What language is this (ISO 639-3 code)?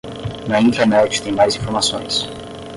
por